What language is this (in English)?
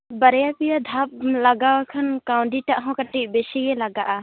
Santali